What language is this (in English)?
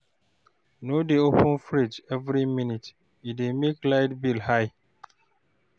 Nigerian Pidgin